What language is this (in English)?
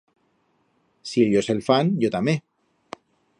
Aragonese